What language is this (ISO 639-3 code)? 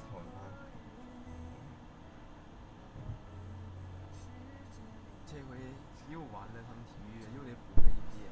zho